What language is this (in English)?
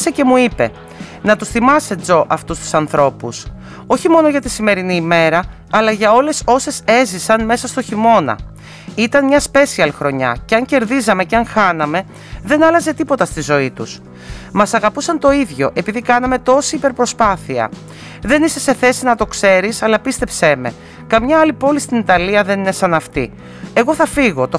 Greek